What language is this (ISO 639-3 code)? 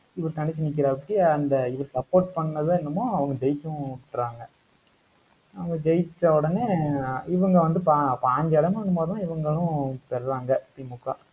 tam